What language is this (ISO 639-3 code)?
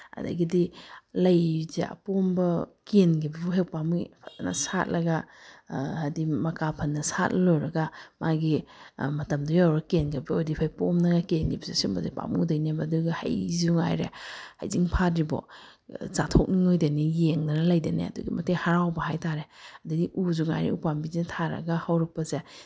mni